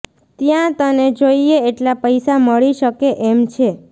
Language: Gujarati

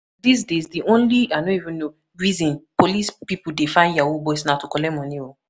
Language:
Nigerian Pidgin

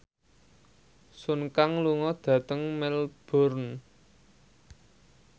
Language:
Javanese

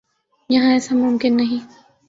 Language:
Urdu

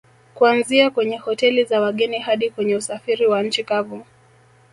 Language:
Swahili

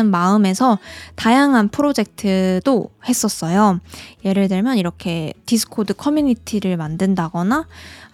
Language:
Korean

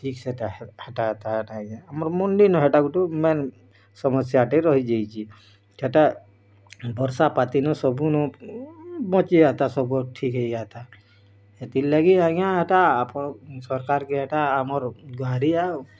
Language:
Odia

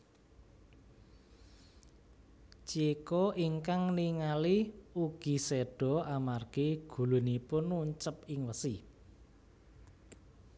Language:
Javanese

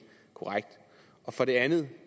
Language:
Danish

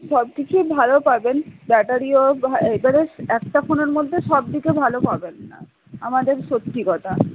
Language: Bangla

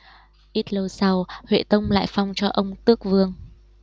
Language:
Vietnamese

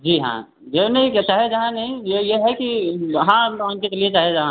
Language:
Hindi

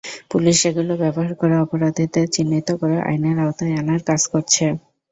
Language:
Bangla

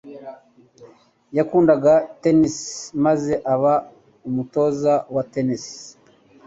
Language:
Kinyarwanda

